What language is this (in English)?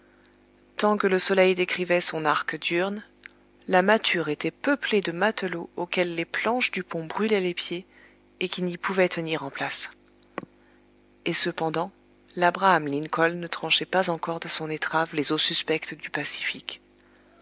French